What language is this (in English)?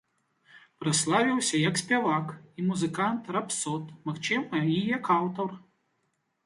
Belarusian